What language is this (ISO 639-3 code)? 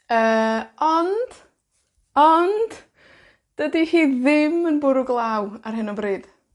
cym